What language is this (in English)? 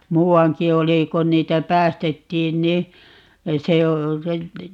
Finnish